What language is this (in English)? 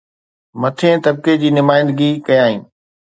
Sindhi